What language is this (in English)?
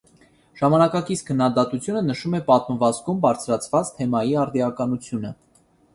Armenian